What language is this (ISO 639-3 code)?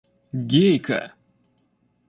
rus